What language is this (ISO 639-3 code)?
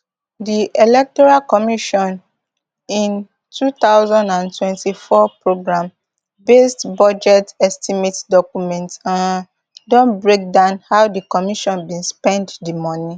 pcm